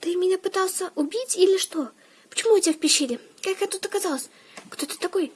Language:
Russian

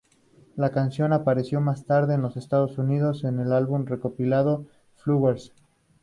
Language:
Spanish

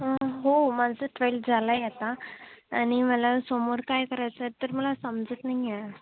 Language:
Marathi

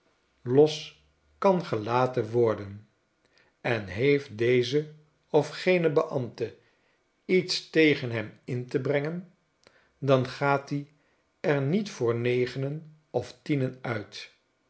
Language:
Dutch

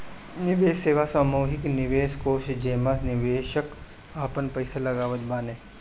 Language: Bhojpuri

